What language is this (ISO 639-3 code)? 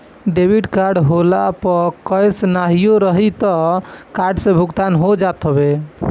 bho